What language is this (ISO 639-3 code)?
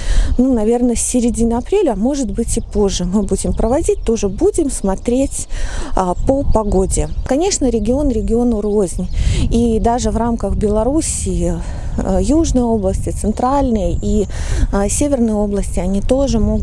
rus